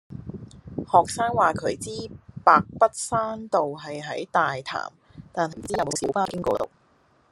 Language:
Cantonese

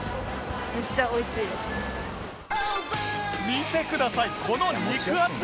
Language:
Japanese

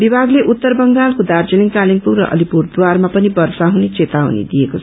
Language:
Nepali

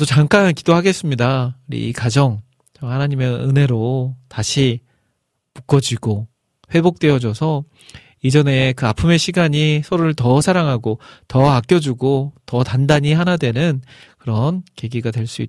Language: Korean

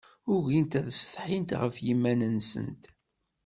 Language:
Kabyle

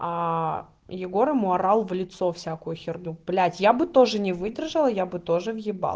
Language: Russian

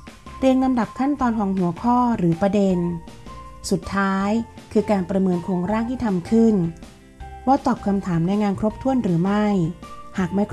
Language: Thai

